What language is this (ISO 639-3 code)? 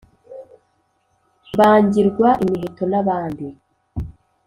kin